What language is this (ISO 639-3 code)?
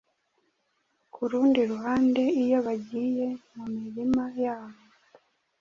kin